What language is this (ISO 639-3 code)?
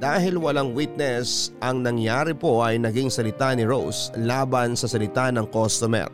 fil